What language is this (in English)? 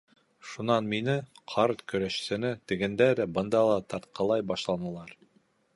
Bashkir